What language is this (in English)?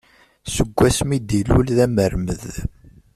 Kabyle